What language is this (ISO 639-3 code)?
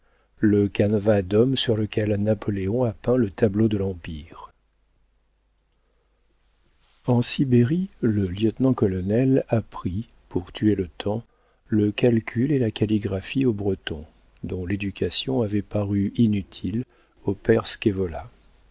fra